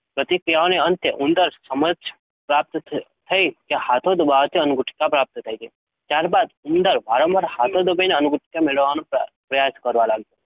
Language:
Gujarati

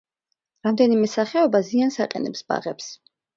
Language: Georgian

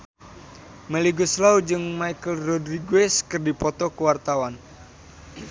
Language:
Sundanese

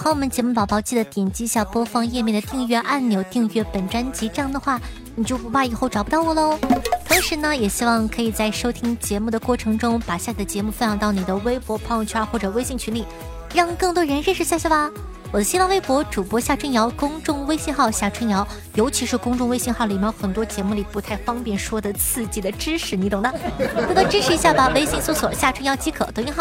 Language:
Chinese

